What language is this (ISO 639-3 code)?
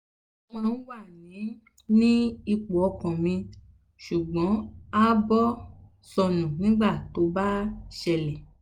yor